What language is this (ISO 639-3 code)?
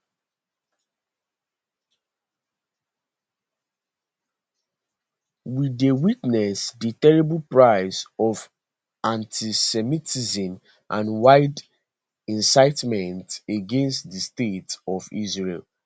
pcm